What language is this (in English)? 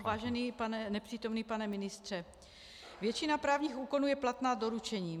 Czech